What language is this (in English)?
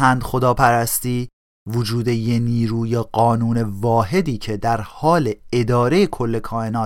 Persian